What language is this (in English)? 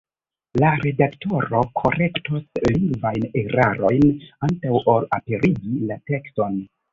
Esperanto